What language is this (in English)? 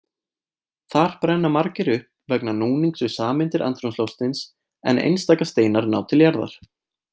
Icelandic